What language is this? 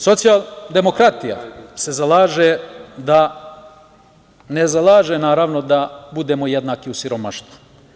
Serbian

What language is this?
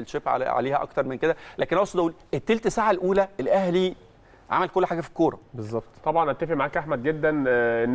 Arabic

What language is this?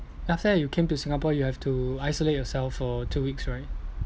English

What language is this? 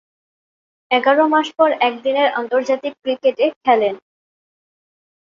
Bangla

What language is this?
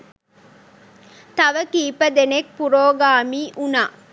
Sinhala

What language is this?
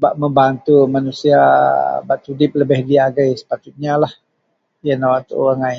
Central Melanau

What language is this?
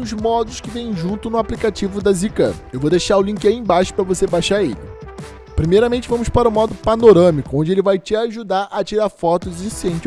Portuguese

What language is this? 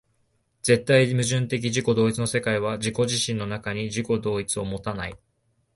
Japanese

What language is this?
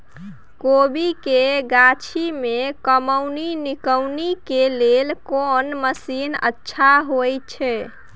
Maithili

